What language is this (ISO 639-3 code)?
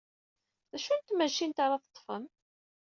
kab